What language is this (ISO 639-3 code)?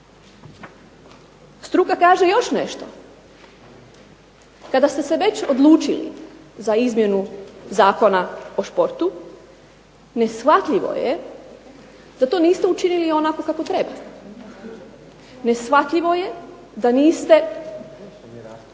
hrv